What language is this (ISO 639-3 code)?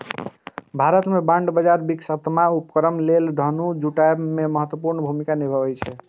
mai